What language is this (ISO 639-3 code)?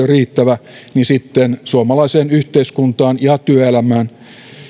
fin